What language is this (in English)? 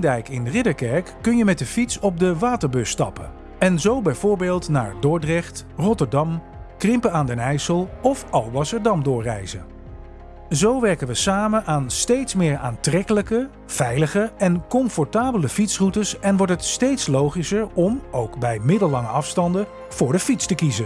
Dutch